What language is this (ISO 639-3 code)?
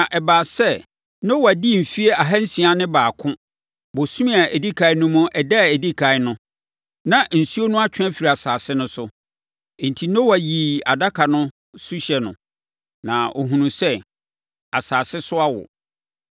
aka